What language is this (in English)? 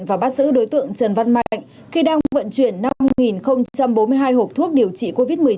Vietnamese